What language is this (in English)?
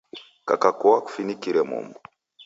Taita